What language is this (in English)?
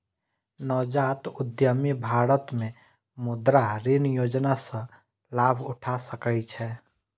Maithili